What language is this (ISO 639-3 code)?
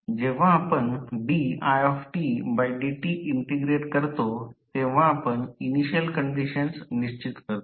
mar